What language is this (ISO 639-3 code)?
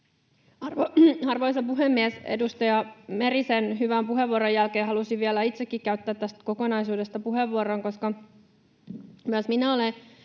fin